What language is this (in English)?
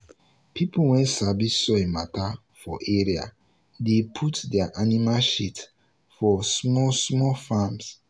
Nigerian Pidgin